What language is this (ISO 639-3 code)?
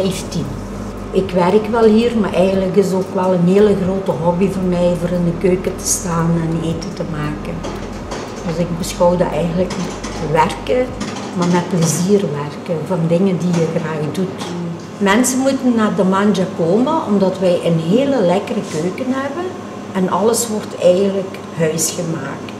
nld